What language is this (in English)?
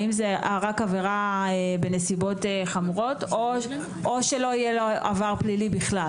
Hebrew